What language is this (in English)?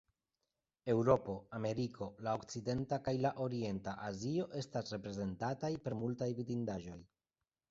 Esperanto